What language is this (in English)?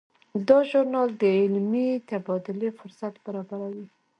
Pashto